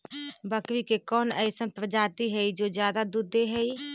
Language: Magahi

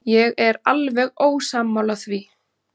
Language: Icelandic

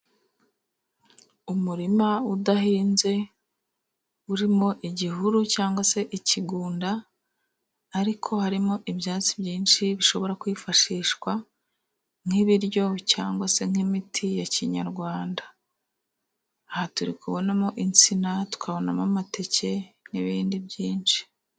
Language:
Kinyarwanda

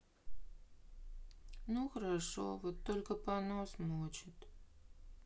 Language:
Russian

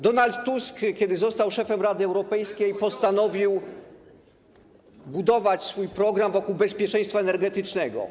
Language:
Polish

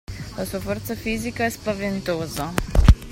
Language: Italian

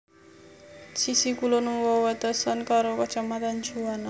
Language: Javanese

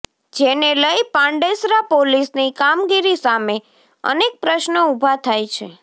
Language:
Gujarati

